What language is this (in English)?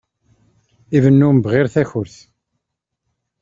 Kabyle